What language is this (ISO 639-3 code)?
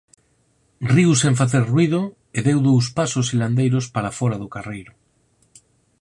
glg